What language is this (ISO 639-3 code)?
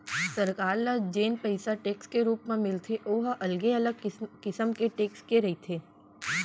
hne